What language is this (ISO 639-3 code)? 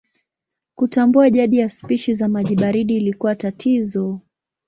swa